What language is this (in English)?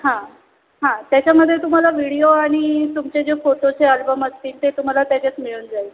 Marathi